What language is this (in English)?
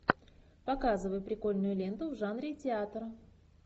Russian